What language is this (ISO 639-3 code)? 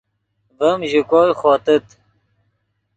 ydg